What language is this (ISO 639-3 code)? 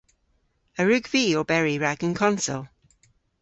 cor